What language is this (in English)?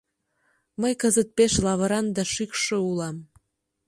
Mari